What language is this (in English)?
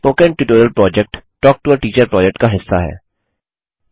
Hindi